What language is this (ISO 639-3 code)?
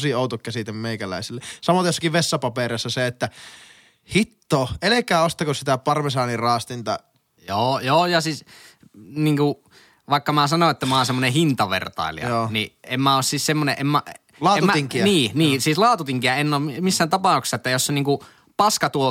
fin